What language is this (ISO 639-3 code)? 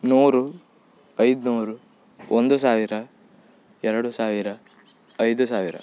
kan